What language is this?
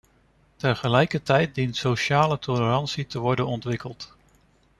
Dutch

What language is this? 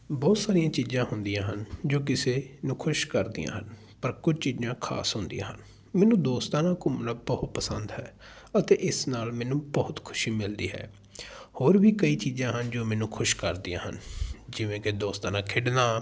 Punjabi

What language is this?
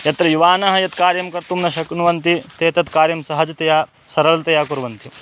Sanskrit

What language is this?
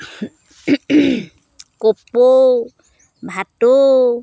Assamese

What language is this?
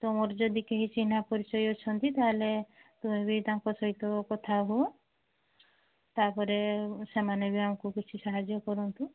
Odia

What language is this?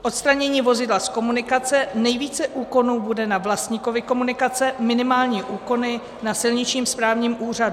Czech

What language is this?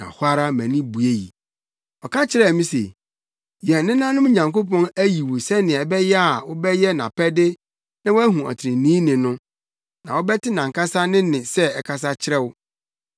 Akan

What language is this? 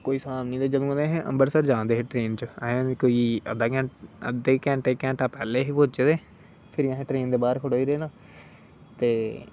Dogri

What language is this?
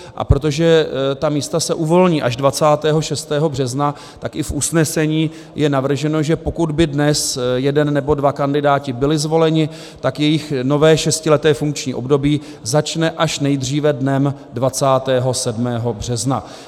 Czech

